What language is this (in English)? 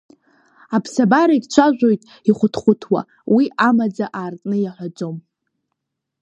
Abkhazian